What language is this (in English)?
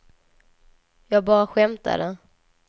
Swedish